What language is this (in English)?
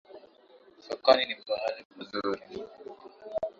Swahili